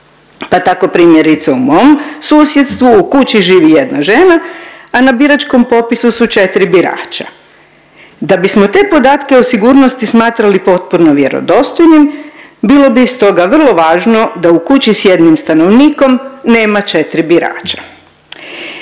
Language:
Croatian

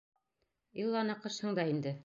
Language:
Bashkir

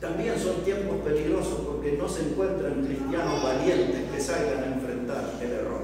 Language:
Spanish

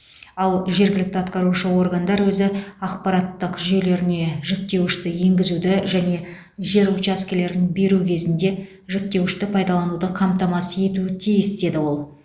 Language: Kazakh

